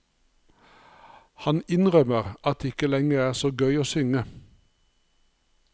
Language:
Norwegian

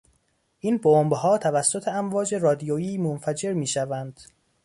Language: Persian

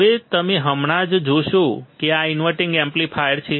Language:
Gujarati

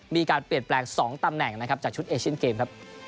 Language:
Thai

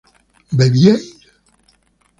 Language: Spanish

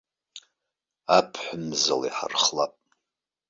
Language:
Abkhazian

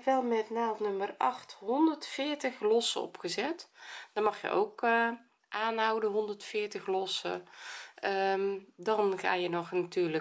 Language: Dutch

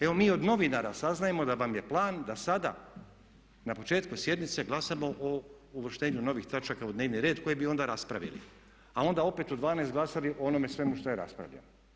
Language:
Croatian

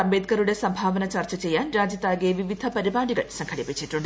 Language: Malayalam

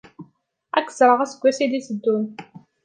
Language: Kabyle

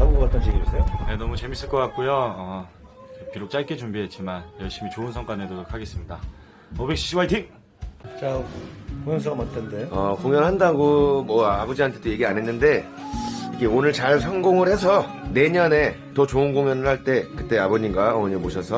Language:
Korean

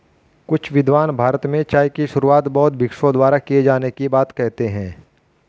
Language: Hindi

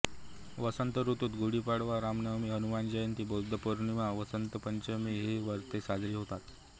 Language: Marathi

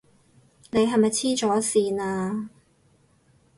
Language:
Cantonese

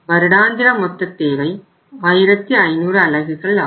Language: Tamil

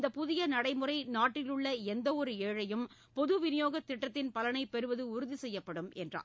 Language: Tamil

